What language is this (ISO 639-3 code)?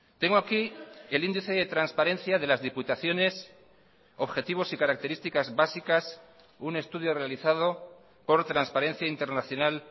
spa